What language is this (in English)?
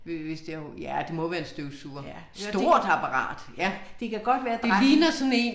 Danish